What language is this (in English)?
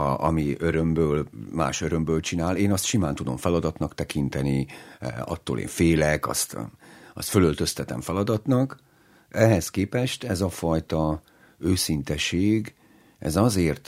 Hungarian